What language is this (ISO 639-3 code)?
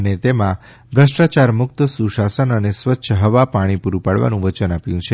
guj